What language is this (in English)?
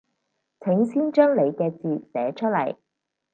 Cantonese